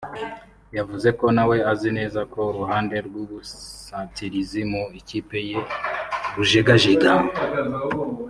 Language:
Kinyarwanda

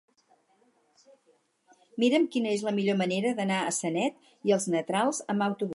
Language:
Catalan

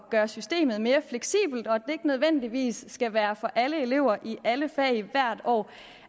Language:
Danish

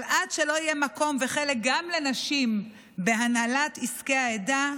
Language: Hebrew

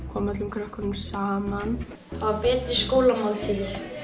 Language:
Icelandic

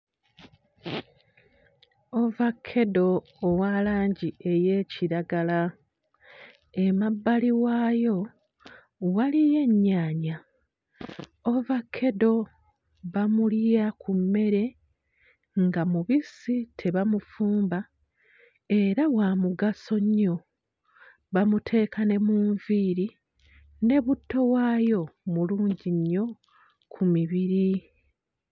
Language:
Ganda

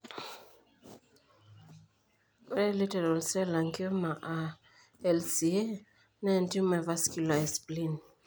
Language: Masai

